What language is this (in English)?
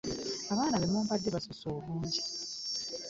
Ganda